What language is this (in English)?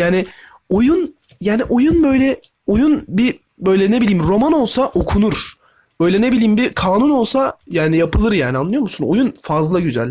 Turkish